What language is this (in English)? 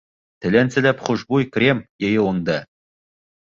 Bashkir